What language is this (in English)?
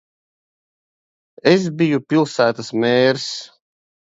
Latvian